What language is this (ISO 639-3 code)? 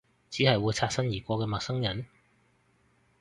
yue